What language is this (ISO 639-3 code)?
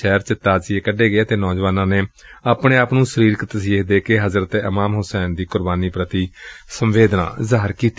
pan